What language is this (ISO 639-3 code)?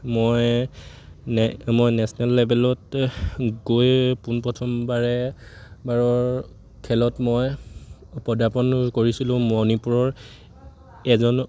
asm